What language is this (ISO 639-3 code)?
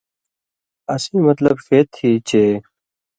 mvy